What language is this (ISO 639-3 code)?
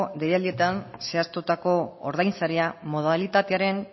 eus